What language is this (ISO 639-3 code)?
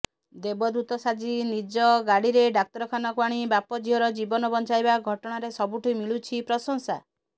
ori